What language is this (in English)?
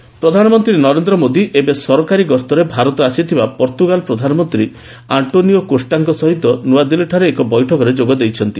Odia